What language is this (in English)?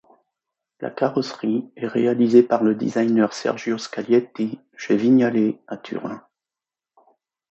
French